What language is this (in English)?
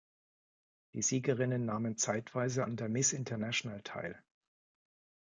German